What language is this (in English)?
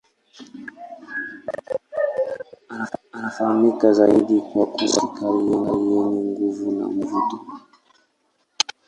Swahili